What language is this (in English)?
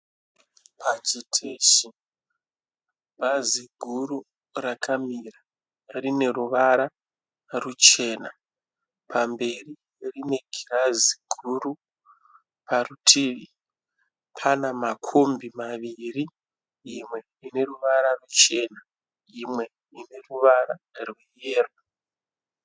Shona